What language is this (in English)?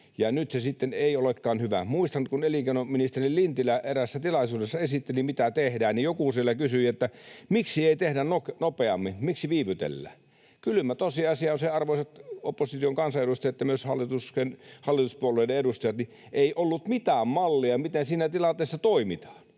Finnish